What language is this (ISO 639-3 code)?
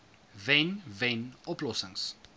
afr